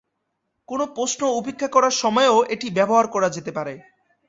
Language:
Bangla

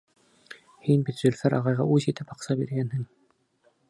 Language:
Bashkir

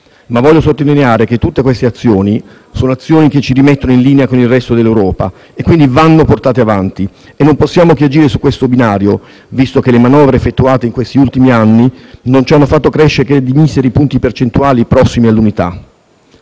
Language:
Italian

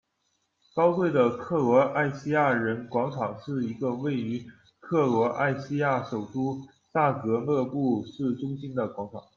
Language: Chinese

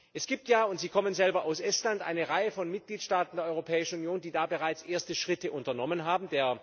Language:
German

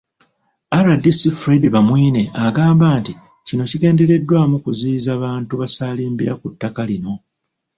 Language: Ganda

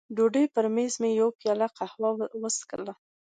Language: Pashto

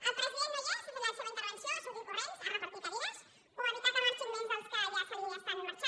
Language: Catalan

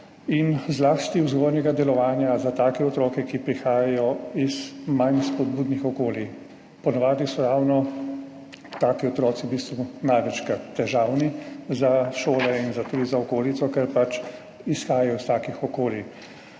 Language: Slovenian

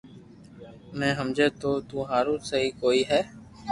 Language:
Loarki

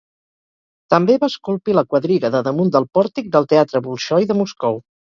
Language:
Catalan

